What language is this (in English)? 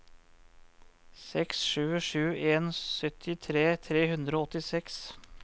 Norwegian